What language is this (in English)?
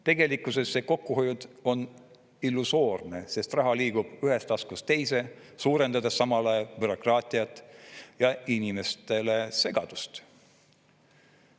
Estonian